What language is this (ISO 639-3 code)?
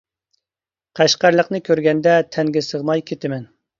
uig